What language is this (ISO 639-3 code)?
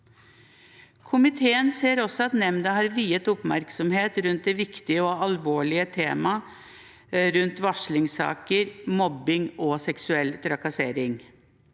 nor